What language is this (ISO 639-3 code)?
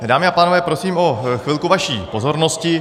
ces